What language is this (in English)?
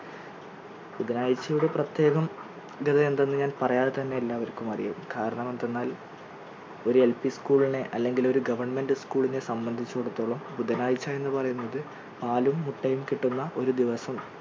Malayalam